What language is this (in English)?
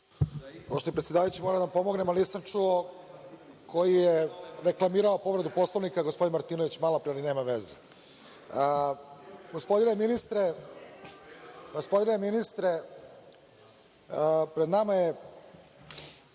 Serbian